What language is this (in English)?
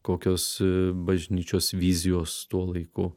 Lithuanian